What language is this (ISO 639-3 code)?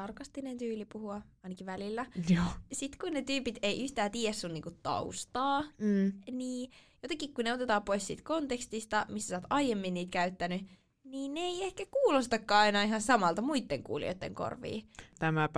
fin